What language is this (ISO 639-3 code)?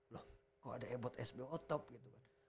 ind